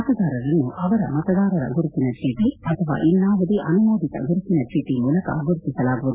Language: Kannada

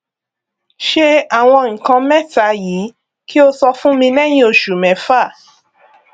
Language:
Yoruba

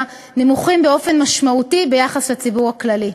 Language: Hebrew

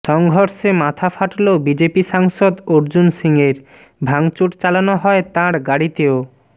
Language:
Bangla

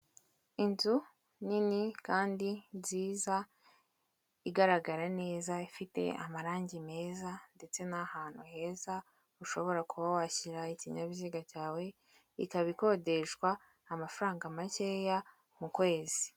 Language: Kinyarwanda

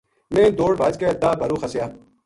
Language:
Gujari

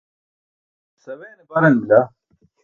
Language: Burushaski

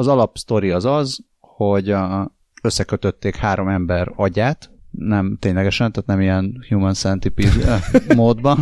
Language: Hungarian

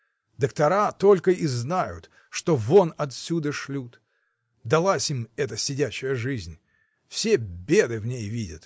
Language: Russian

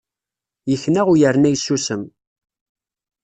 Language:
Kabyle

